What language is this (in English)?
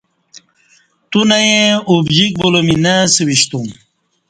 Kati